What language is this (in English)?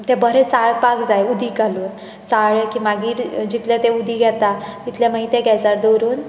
Konkani